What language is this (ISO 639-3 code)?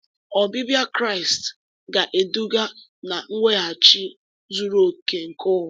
ibo